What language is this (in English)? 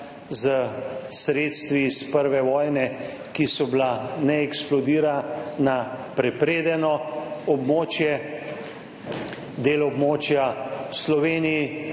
Slovenian